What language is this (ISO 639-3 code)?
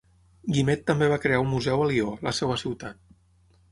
cat